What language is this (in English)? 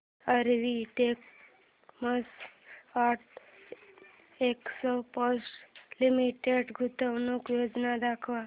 Marathi